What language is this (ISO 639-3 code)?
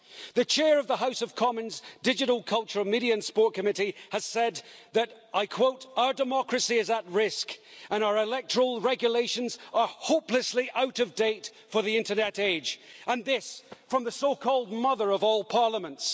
eng